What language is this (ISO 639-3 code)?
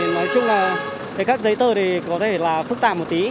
vie